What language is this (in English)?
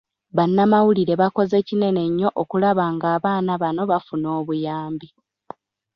Ganda